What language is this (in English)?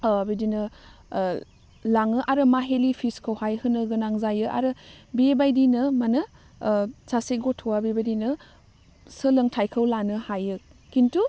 Bodo